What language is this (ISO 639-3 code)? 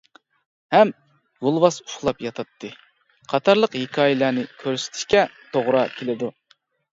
uig